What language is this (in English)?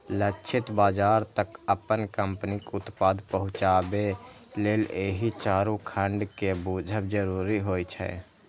Maithili